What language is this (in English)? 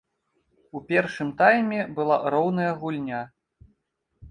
Belarusian